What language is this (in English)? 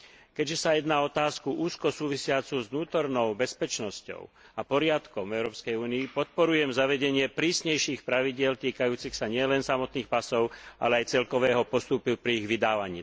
Slovak